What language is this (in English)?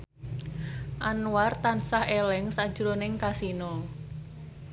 Javanese